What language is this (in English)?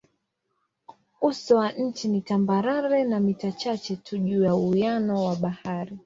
Swahili